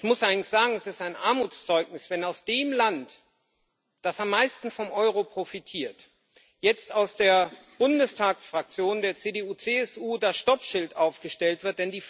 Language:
German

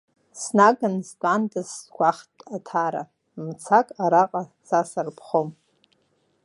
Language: Abkhazian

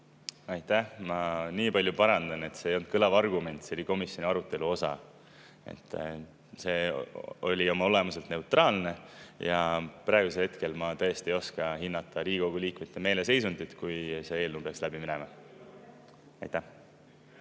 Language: Estonian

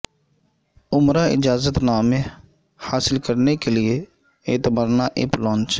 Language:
Urdu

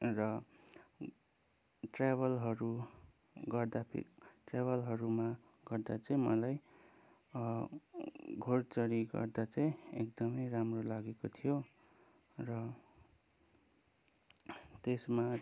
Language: Nepali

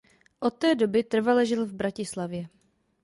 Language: Czech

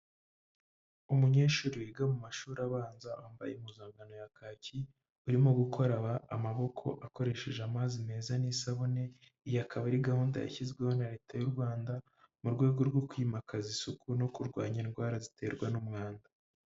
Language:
Kinyarwanda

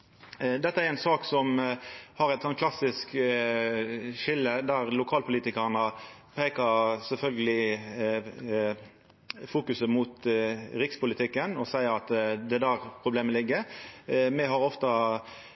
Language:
Norwegian Nynorsk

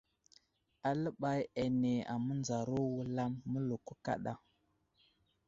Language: Wuzlam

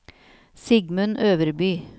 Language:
Norwegian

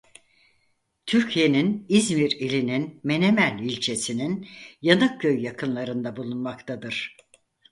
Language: Turkish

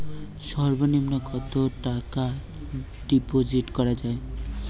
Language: Bangla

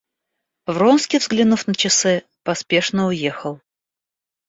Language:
Russian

